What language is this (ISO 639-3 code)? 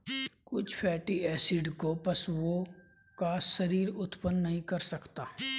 hin